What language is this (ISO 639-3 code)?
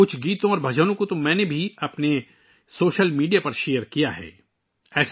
urd